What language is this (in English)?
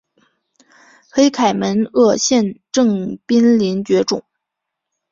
Chinese